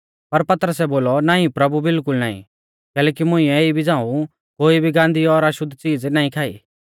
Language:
Mahasu Pahari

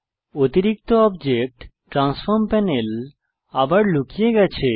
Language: Bangla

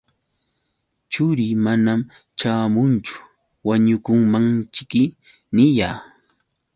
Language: Yauyos Quechua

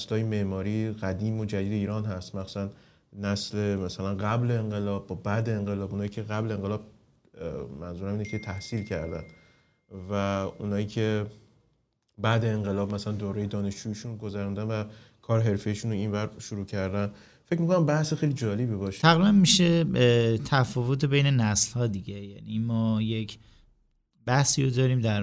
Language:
Persian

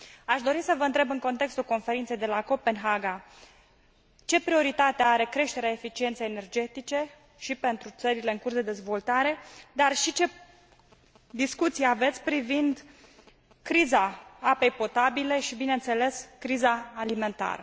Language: Romanian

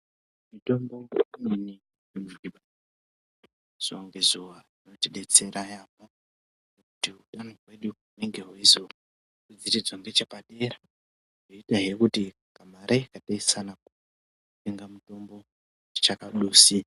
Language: Ndau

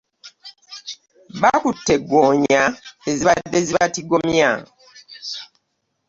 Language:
Ganda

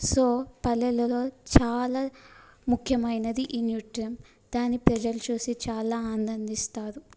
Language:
Telugu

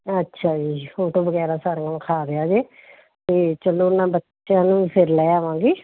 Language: Punjabi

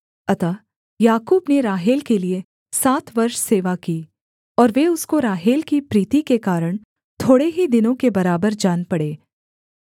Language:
Hindi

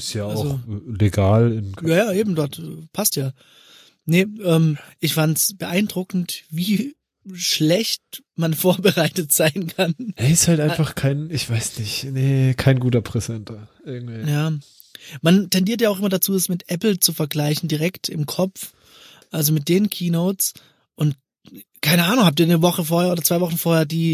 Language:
German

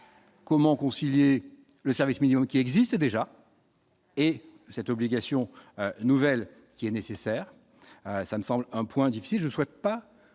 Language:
French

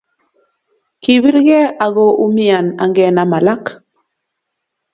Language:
Kalenjin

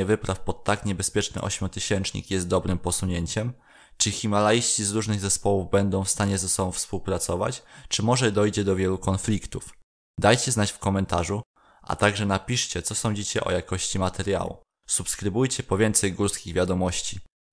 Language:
Polish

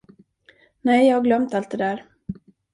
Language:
Swedish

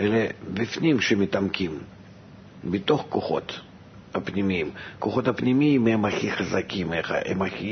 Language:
Hebrew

